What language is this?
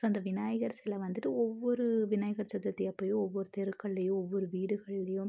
Tamil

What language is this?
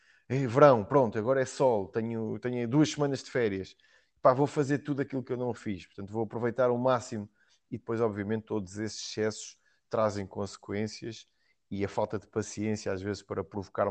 Portuguese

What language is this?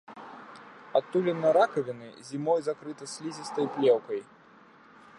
Belarusian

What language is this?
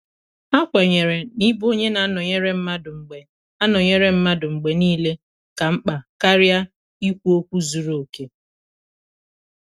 Igbo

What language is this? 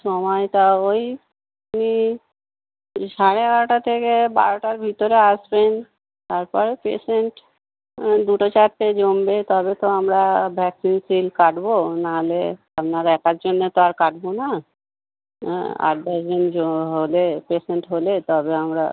Bangla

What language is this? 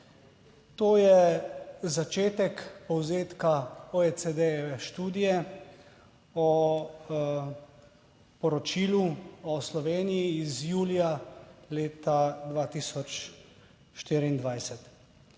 Slovenian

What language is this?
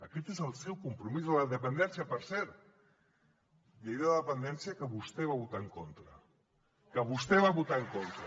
Catalan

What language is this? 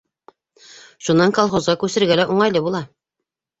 Bashkir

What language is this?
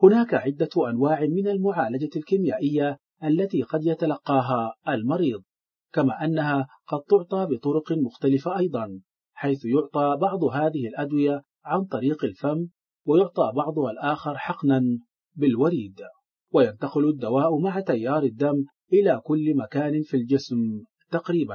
Arabic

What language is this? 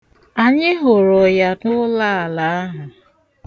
Igbo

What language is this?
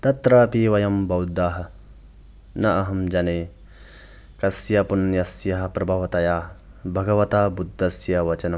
Sanskrit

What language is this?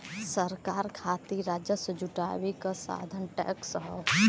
Bhojpuri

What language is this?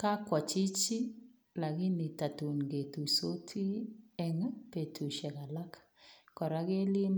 Kalenjin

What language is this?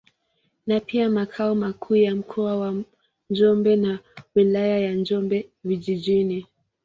Swahili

